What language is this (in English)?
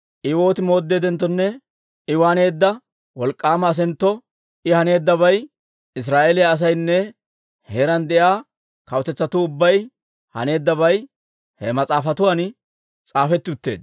Dawro